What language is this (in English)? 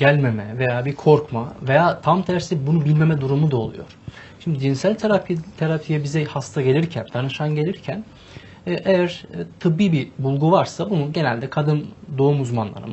Turkish